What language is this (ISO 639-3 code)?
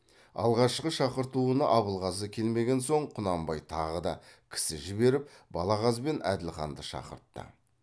kaz